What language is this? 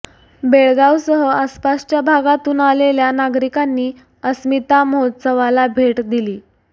Marathi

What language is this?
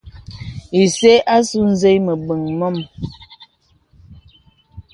Bebele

